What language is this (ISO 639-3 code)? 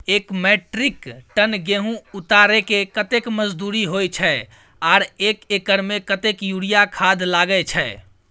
mai